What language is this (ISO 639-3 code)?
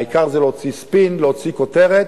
heb